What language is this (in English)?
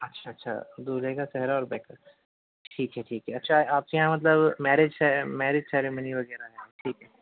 Urdu